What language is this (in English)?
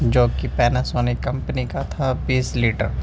Urdu